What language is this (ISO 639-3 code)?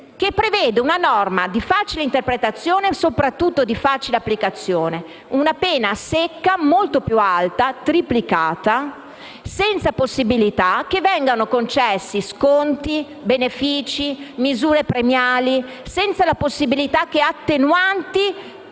ita